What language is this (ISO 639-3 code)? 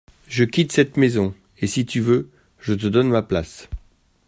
fra